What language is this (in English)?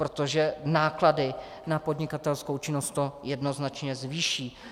Czech